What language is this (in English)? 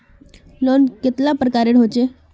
Magahi